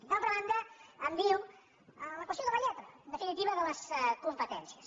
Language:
Catalan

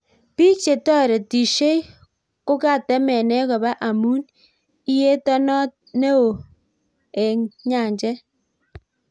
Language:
Kalenjin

